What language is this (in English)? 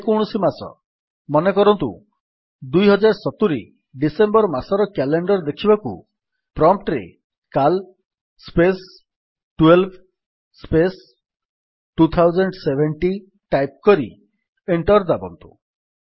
Odia